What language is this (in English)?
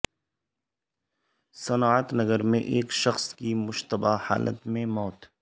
Urdu